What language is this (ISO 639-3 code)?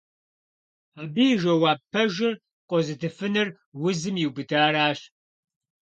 kbd